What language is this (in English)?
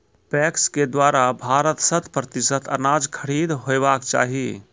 Maithili